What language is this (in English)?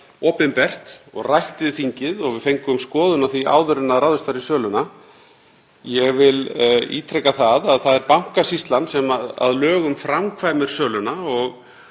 Icelandic